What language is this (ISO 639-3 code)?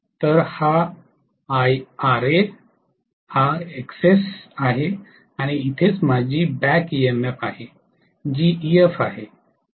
mar